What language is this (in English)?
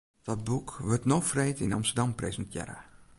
Western Frisian